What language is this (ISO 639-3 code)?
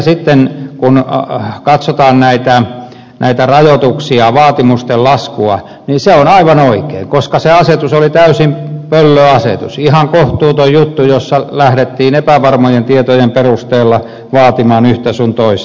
fin